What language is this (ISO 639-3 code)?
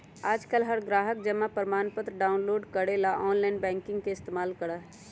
mag